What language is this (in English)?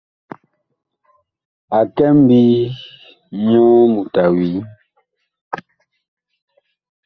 Bakoko